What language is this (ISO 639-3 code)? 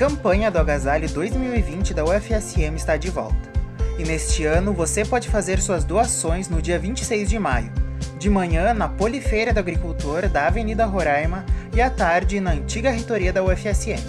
por